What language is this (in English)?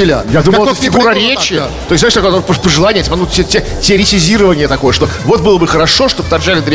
Russian